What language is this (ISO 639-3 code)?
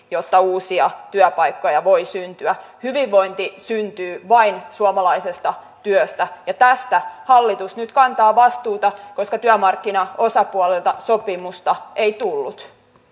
fin